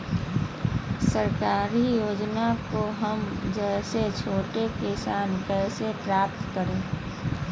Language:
Magahi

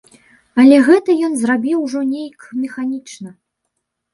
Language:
Belarusian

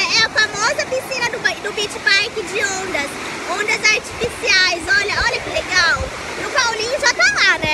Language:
Portuguese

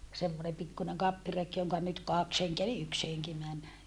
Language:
Finnish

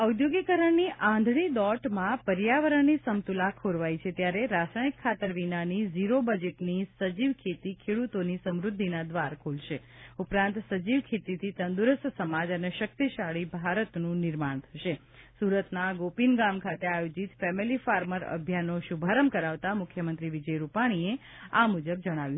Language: Gujarati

